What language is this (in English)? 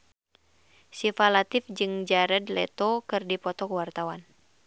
Sundanese